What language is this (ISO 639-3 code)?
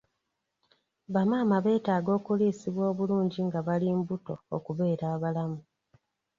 lug